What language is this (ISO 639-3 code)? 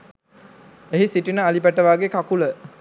sin